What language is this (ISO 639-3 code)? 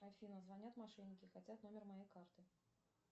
rus